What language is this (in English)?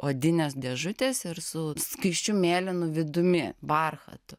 Lithuanian